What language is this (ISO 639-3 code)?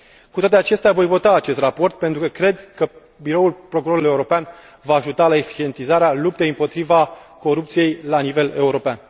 ron